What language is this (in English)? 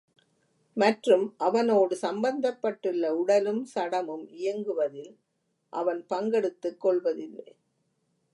Tamil